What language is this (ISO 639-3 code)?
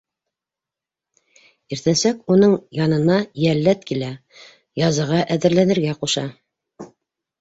bak